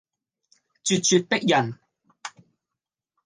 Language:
Cantonese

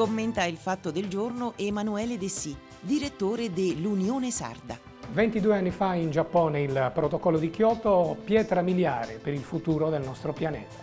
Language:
Italian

